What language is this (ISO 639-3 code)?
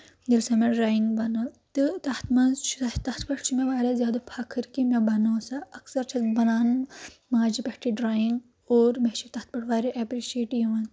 kas